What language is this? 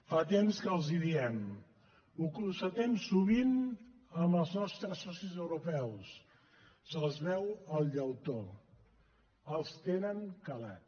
Catalan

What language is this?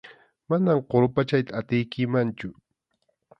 Arequipa-La Unión Quechua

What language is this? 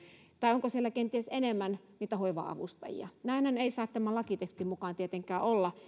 Finnish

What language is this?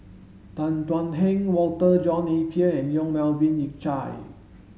English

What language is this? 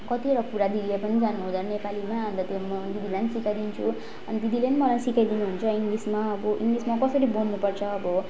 Nepali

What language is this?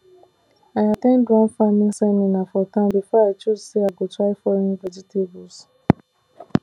Nigerian Pidgin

